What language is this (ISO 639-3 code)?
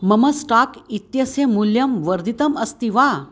san